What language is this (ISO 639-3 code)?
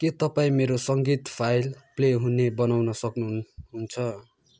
nep